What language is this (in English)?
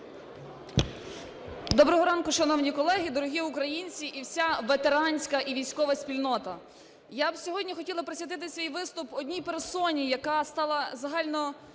Ukrainian